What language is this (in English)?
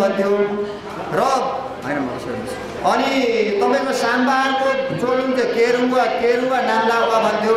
Indonesian